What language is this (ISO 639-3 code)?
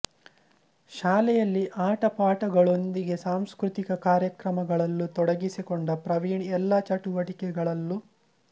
kan